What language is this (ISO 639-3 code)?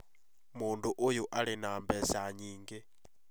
kik